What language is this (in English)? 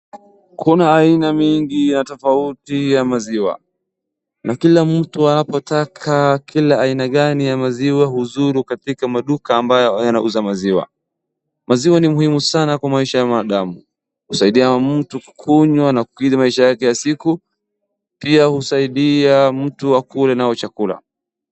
Swahili